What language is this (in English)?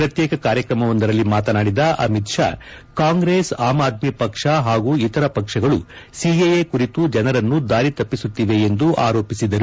Kannada